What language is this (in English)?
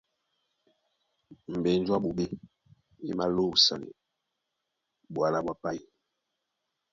Duala